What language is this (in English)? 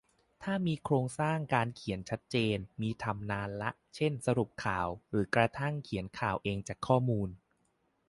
Thai